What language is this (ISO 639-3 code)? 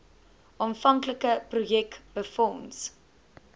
afr